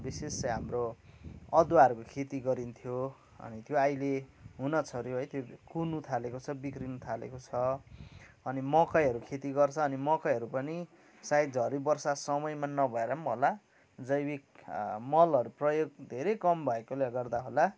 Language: Nepali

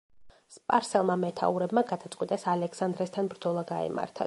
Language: Georgian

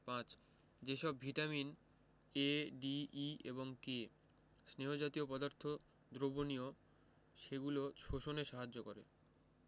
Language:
Bangla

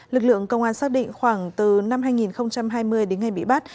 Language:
Vietnamese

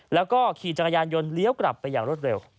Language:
Thai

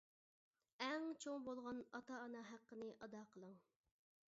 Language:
Uyghur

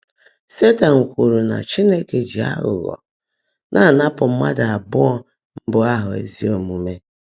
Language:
Igbo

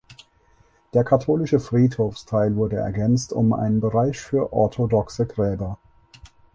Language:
German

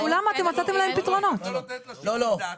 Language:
Hebrew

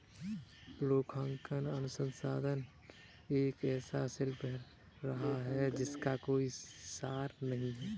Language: Hindi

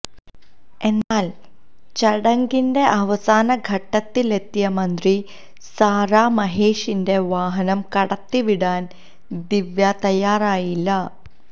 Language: Malayalam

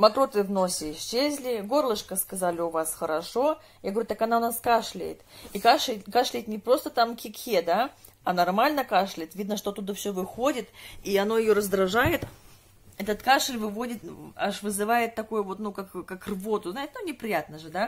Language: Russian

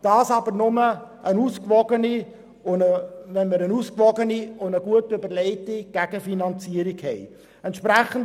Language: Swiss German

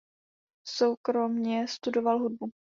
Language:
Czech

